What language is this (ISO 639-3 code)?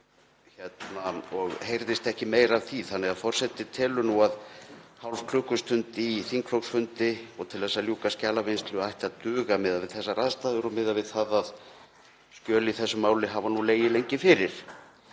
isl